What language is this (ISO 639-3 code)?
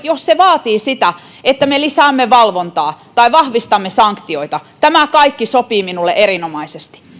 fin